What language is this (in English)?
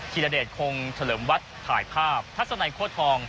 Thai